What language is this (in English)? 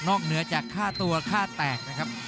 Thai